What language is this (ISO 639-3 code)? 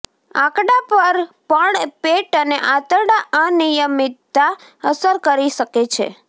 guj